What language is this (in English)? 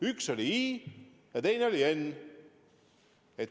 Estonian